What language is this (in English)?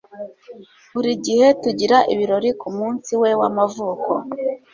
Kinyarwanda